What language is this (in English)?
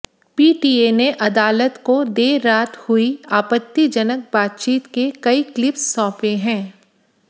Hindi